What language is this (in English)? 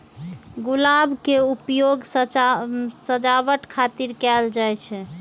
Maithili